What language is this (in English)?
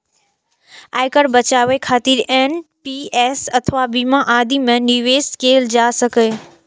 Maithili